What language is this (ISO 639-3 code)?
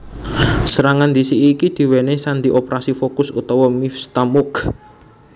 jav